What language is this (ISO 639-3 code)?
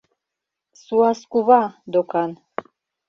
chm